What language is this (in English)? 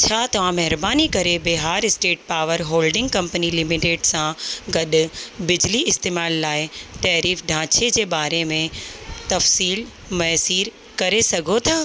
Sindhi